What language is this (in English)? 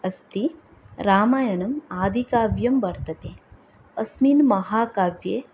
Sanskrit